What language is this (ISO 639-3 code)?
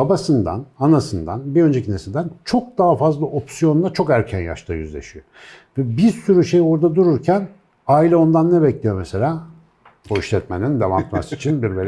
tur